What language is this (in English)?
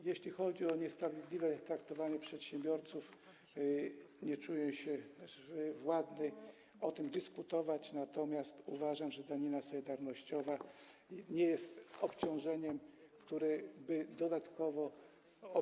Polish